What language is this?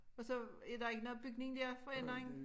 Danish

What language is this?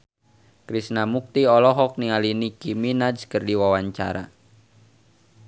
Sundanese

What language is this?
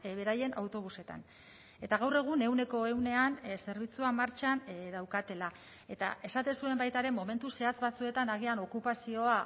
Basque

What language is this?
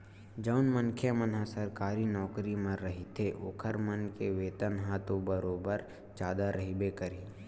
Chhattisgarhi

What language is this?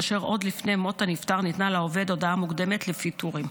Hebrew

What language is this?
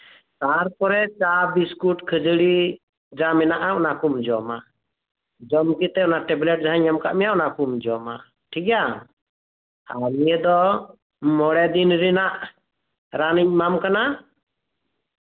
Santali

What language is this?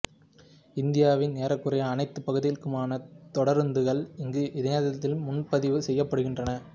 Tamil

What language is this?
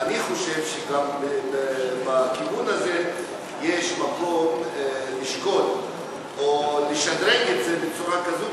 Hebrew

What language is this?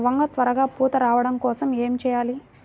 Telugu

